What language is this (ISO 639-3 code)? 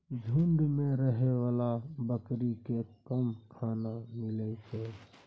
mai